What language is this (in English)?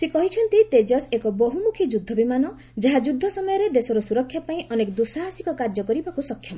Odia